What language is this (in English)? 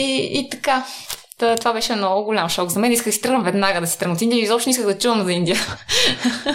Bulgarian